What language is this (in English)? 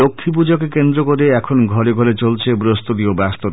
Bangla